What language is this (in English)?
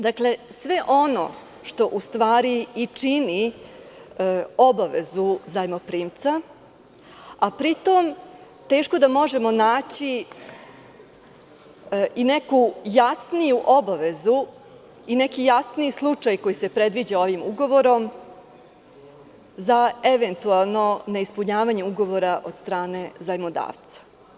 Serbian